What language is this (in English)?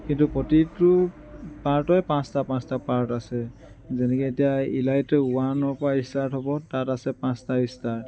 Assamese